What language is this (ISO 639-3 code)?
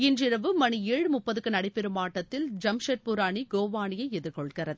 tam